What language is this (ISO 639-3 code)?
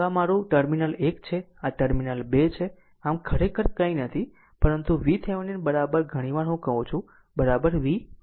guj